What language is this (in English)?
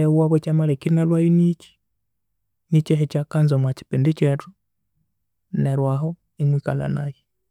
Konzo